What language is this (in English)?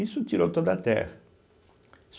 Portuguese